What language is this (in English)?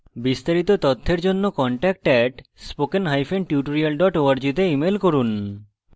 Bangla